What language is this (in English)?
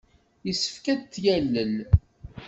Kabyle